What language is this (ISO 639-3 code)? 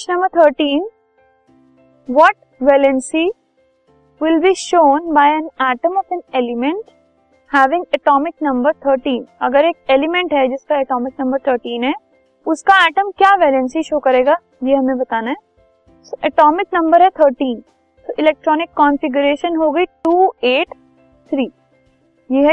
hin